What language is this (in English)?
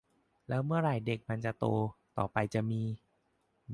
Thai